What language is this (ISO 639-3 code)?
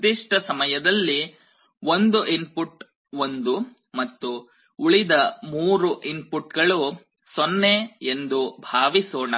kan